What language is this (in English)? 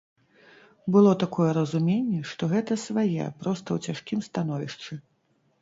Belarusian